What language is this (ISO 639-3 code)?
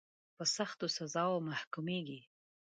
pus